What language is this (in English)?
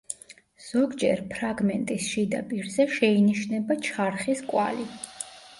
Georgian